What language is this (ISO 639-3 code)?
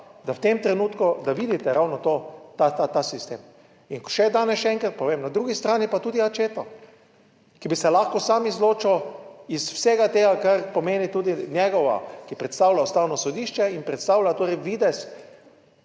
slv